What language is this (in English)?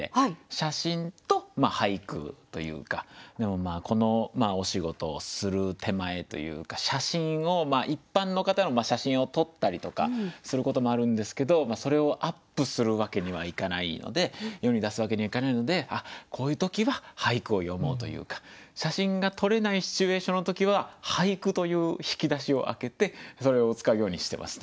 Japanese